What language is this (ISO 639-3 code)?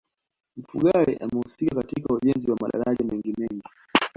swa